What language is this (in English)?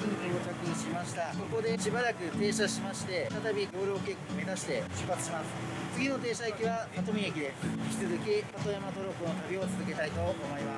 Japanese